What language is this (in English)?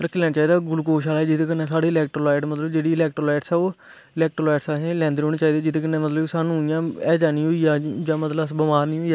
Dogri